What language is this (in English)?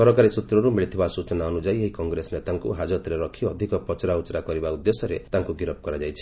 Odia